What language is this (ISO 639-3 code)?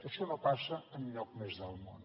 cat